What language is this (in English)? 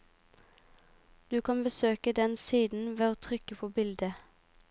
Norwegian